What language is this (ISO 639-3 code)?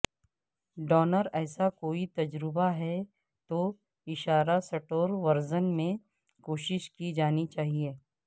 urd